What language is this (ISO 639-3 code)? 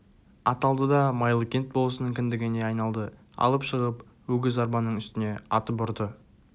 kaz